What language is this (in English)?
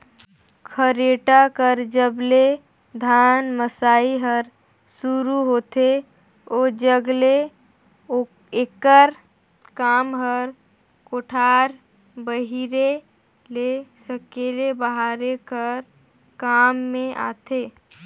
Chhattisgarhi